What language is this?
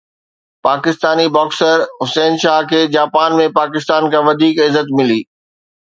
Sindhi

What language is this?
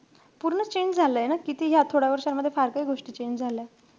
Marathi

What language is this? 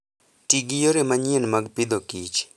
Luo (Kenya and Tanzania)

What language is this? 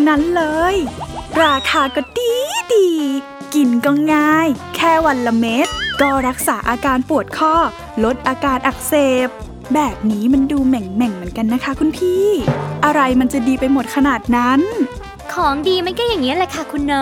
Thai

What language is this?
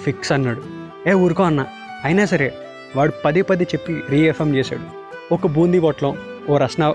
Telugu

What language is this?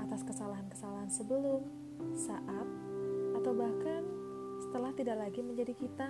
Indonesian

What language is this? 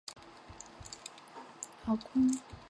Chinese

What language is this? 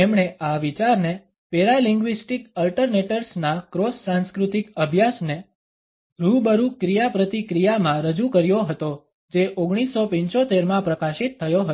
Gujarati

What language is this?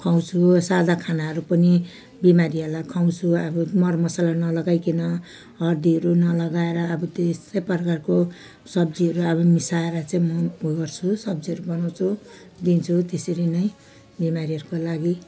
Nepali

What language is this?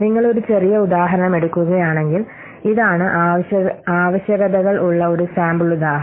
Malayalam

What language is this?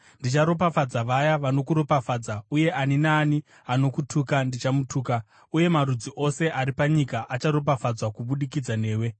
Shona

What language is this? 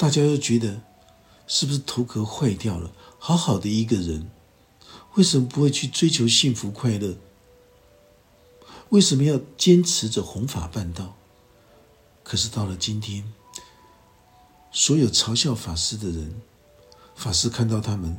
Chinese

